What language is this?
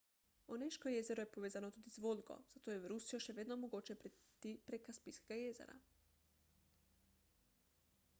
Slovenian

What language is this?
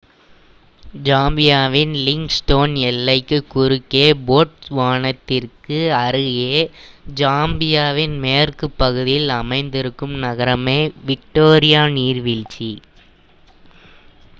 Tamil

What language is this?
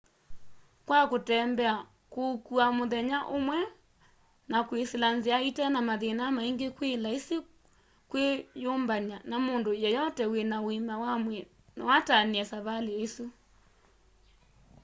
Kamba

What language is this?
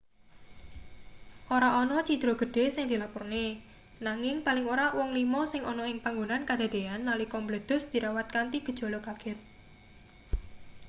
Javanese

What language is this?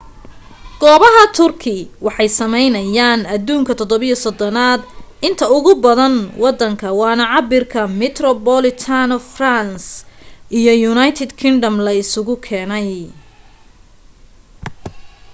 Somali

